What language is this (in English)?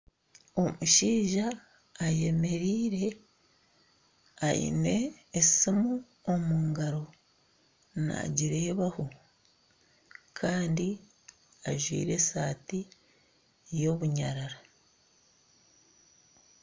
Nyankole